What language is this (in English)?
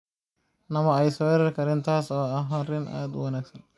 Somali